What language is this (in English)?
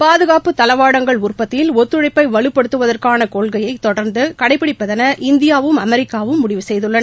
Tamil